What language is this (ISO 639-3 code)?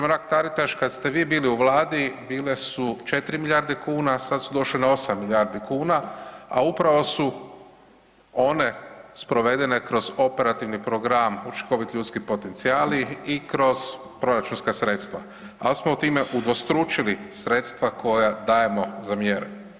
hrv